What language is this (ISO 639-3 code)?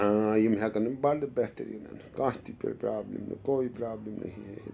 kas